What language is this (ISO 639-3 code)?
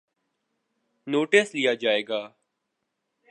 urd